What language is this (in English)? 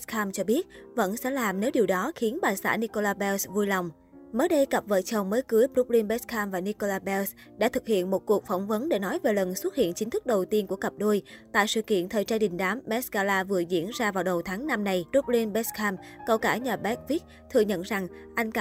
Vietnamese